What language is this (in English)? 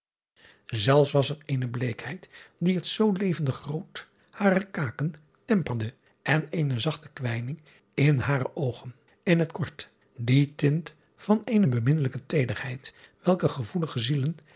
Dutch